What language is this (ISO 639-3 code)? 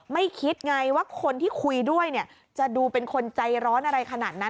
tha